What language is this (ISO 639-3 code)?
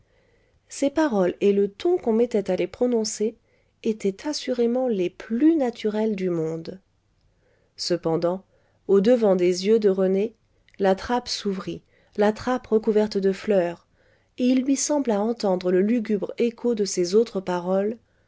fra